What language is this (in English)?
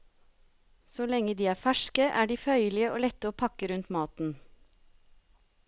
Norwegian